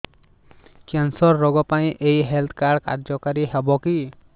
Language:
Odia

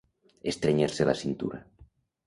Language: Catalan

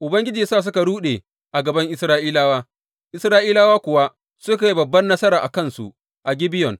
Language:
Hausa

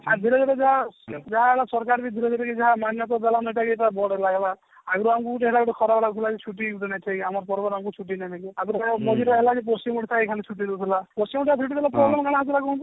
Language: Odia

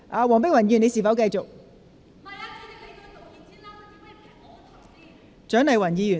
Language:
Cantonese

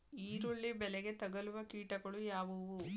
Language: Kannada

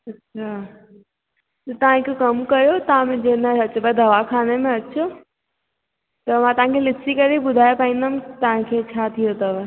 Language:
Sindhi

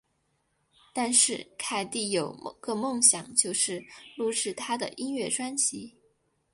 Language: Chinese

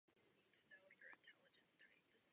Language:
Czech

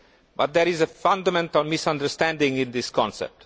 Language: English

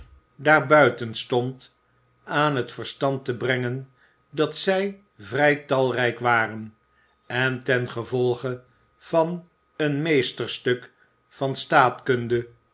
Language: Dutch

